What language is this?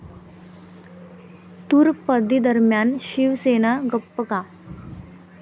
Marathi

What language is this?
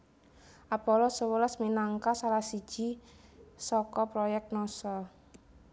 Javanese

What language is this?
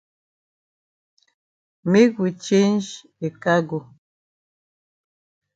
Cameroon Pidgin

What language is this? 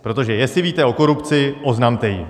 Czech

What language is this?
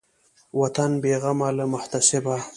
Pashto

